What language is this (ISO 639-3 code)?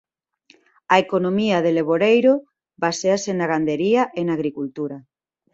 glg